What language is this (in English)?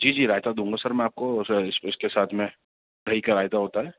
Urdu